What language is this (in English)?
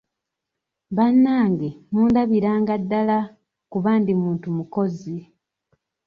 Ganda